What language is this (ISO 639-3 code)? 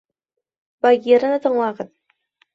bak